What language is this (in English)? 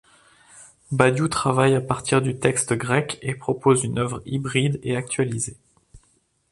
French